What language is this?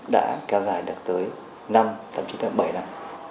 Vietnamese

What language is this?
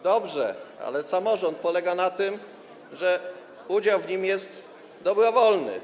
Polish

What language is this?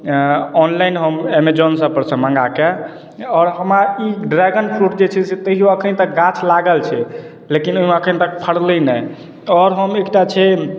Maithili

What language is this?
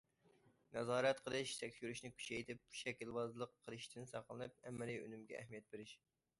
Uyghur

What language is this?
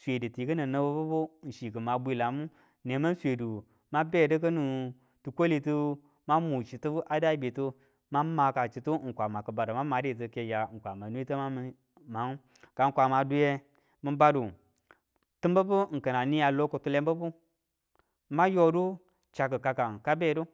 Tula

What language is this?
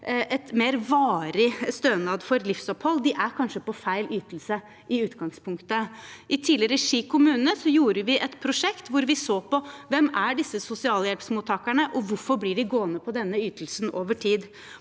Norwegian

